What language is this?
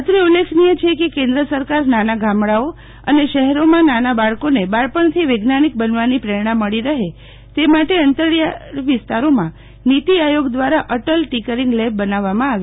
Gujarati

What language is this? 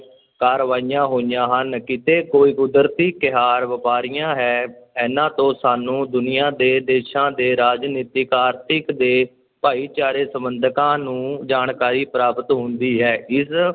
Punjabi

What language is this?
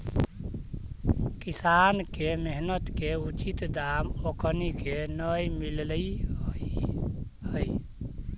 Magahi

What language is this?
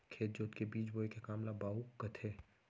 Chhattisgarhi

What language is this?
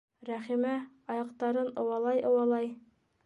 Bashkir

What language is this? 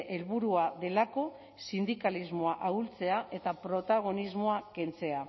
Basque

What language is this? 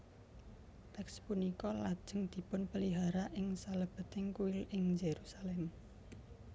Javanese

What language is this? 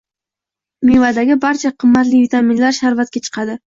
Uzbek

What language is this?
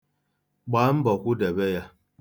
Igbo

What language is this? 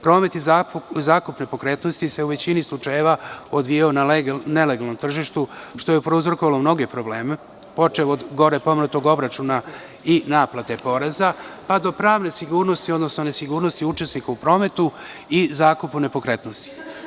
Serbian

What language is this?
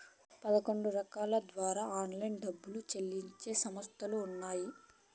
Telugu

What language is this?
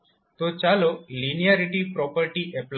Gujarati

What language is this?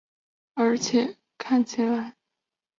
Chinese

